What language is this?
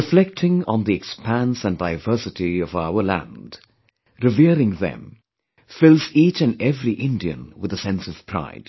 English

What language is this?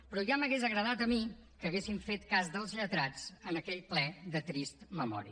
Catalan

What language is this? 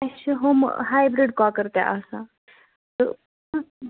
Kashmiri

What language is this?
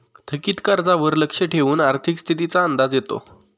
Marathi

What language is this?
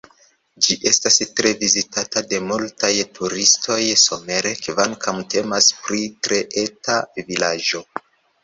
Esperanto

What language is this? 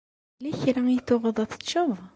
Kabyle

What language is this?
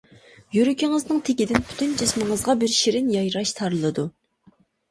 Uyghur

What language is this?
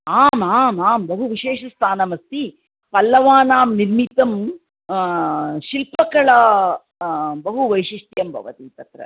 Sanskrit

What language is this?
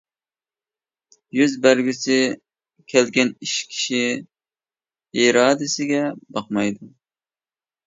Uyghur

